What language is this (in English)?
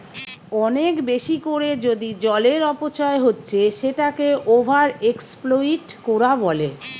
Bangla